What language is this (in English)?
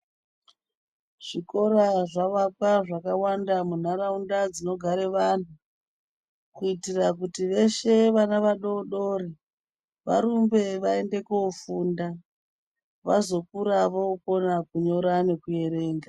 Ndau